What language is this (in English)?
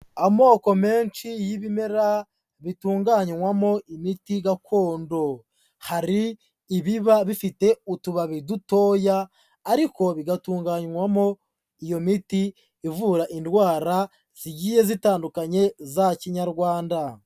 Kinyarwanda